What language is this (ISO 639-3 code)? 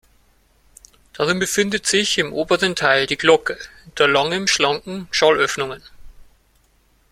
deu